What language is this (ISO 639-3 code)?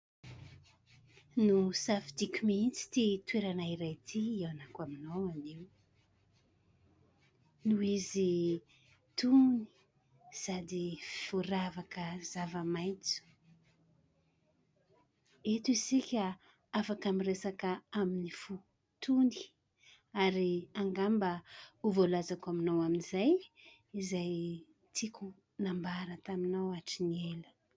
mlg